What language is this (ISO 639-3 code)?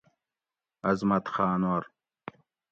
gwc